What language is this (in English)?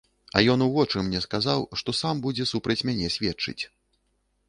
Belarusian